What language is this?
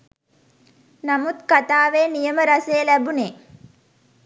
Sinhala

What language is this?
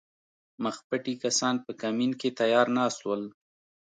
Pashto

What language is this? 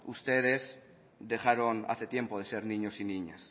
Spanish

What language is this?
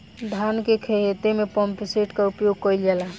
Bhojpuri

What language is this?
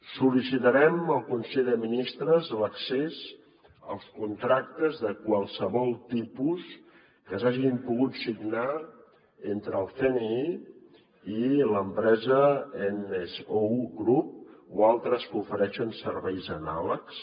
Catalan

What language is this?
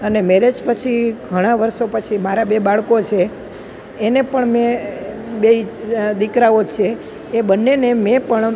Gujarati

